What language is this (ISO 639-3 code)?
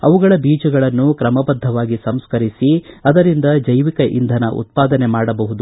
kan